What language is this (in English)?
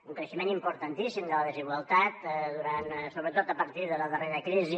Catalan